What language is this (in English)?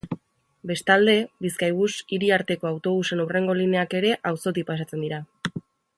Basque